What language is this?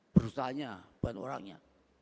Indonesian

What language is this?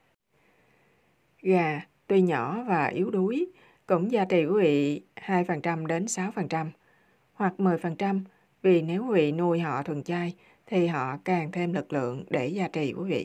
Vietnamese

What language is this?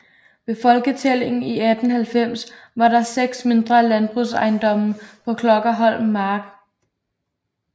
Danish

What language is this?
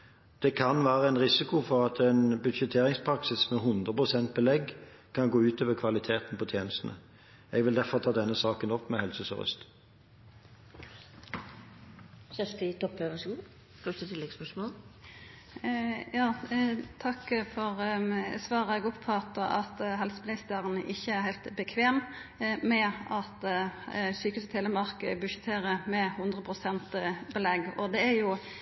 Norwegian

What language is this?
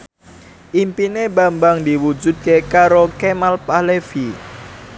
Javanese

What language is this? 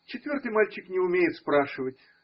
Russian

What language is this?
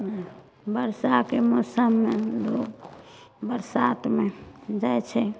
Maithili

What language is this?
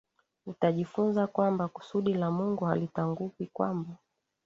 Swahili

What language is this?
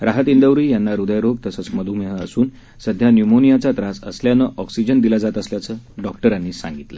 Marathi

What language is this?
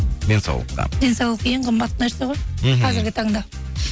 Kazakh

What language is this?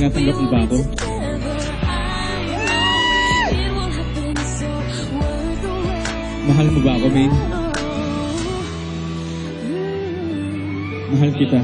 Filipino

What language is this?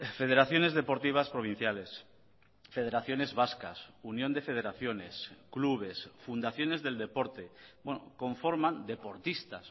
Spanish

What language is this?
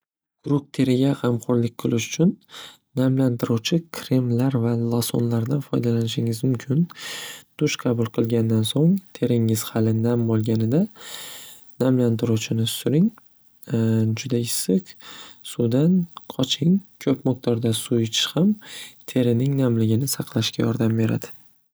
Uzbek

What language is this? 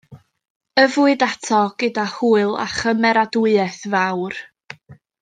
Welsh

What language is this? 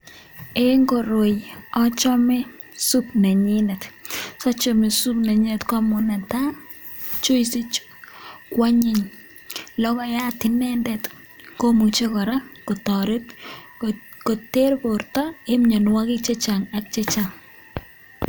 Kalenjin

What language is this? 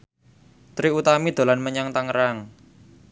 Javanese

